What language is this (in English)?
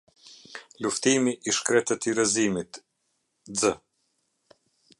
Albanian